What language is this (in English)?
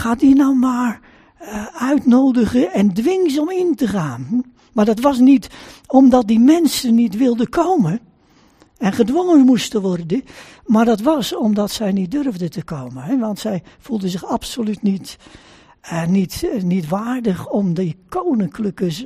Dutch